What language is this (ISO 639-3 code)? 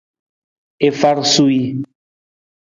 nmz